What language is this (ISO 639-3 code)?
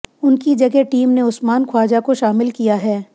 hin